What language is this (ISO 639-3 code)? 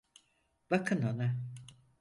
tur